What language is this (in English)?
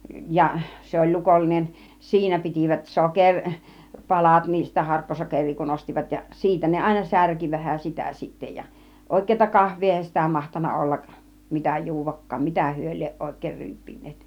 Finnish